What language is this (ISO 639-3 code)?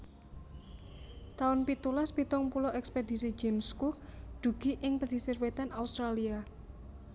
jav